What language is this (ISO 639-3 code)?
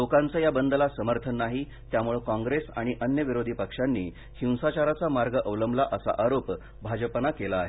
mar